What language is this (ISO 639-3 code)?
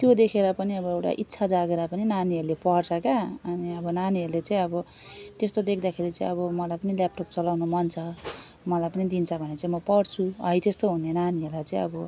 nep